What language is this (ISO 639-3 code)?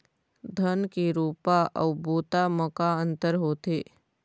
hne